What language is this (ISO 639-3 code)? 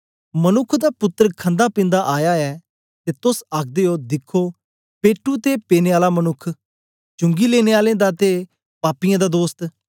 doi